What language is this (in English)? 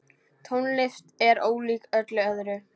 Icelandic